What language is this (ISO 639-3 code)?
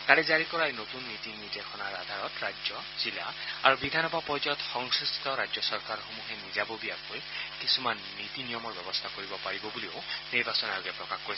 asm